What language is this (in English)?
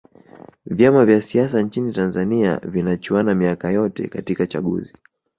Swahili